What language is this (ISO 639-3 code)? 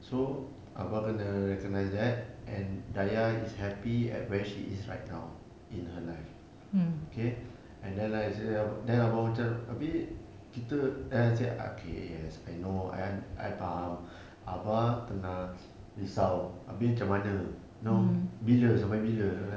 eng